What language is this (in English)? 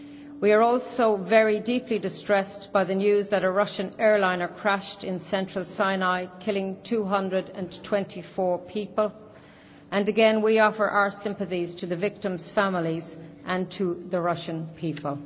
English